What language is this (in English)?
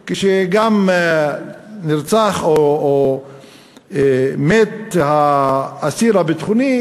Hebrew